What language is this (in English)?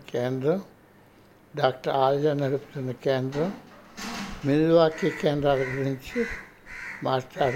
Telugu